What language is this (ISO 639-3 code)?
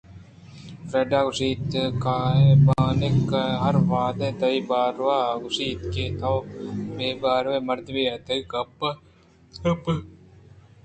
bgp